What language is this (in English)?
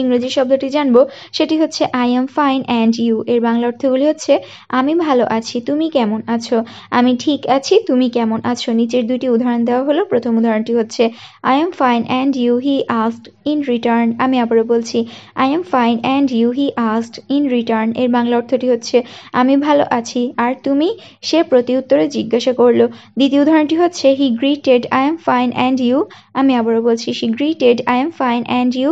Bangla